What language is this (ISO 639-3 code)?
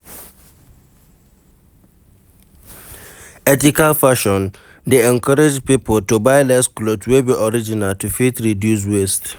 pcm